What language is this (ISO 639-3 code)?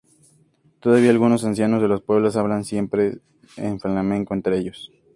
spa